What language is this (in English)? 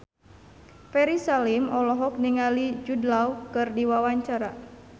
Sundanese